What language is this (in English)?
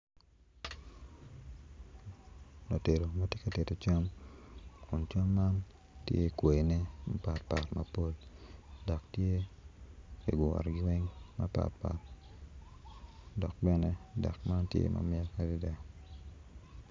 Acoli